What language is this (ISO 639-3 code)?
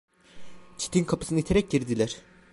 tur